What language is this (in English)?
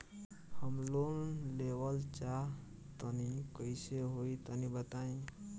Bhojpuri